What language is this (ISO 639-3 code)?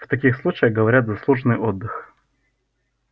rus